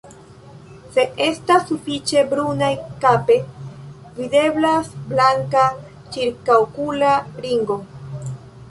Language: Esperanto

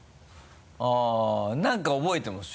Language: Japanese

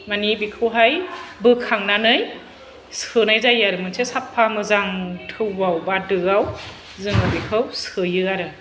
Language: Bodo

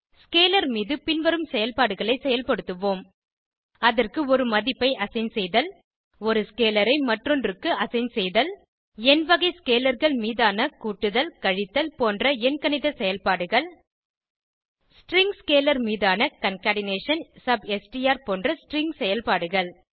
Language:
Tamil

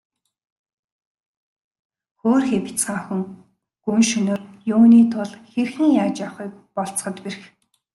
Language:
Mongolian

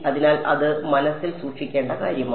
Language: Malayalam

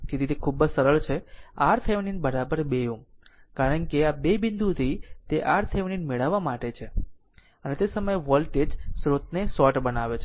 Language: Gujarati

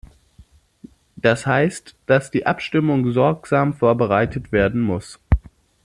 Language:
German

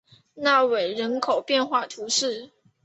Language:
Chinese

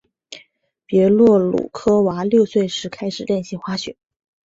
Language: Chinese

